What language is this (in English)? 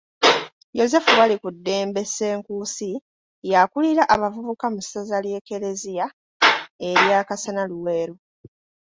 Ganda